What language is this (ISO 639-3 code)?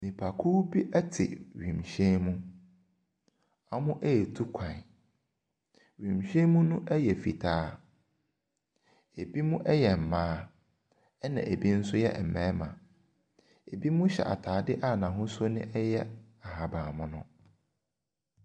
aka